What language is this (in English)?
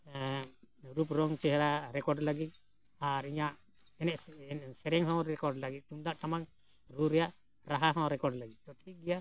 Santali